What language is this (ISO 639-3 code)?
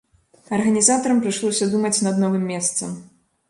bel